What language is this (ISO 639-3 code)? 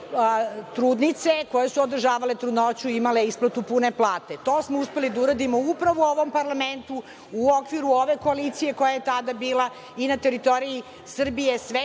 srp